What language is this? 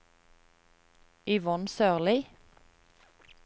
Norwegian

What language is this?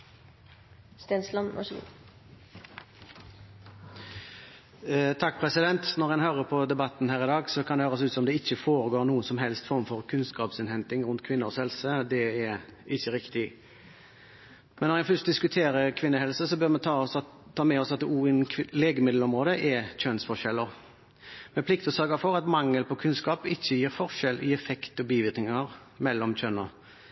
Norwegian Bokmål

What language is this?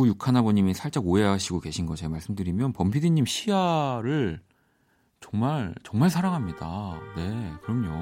Korean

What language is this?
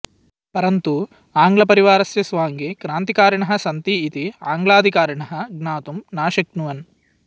Sanskrit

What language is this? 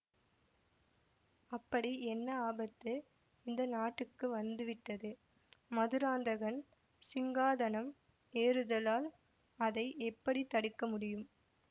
Tamil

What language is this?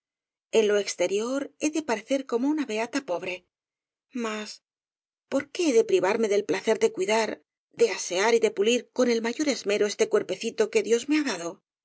Spanish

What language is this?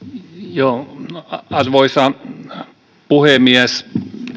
Finnish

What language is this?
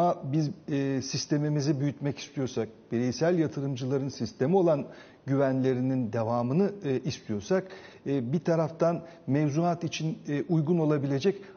Turkish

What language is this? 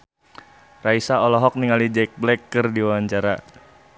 Sundanese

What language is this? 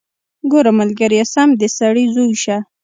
Pashto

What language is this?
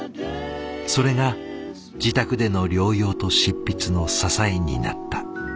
Japanese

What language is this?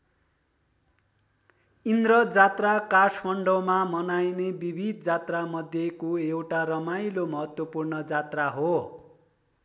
Nepali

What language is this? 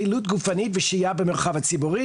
Hebrew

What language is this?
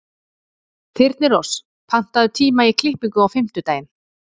Icelandic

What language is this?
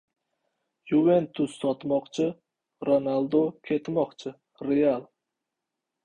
Uzbek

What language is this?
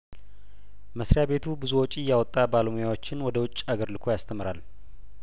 Amharic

